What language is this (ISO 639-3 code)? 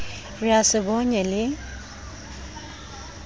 sot